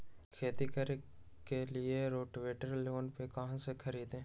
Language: Magahi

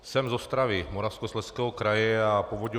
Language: Czech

